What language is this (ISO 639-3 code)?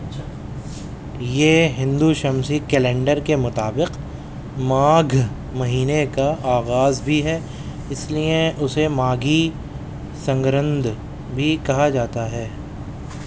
urd